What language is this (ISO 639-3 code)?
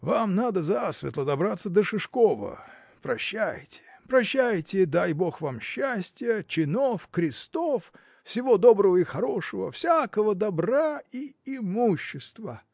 rus